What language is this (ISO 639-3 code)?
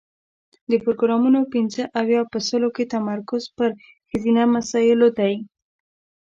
pus